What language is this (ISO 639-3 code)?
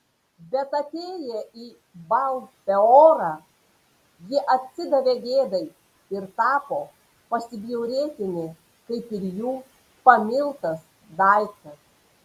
lit